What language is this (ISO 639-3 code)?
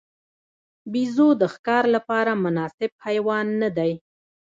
pus